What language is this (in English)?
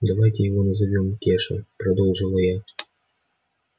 Russian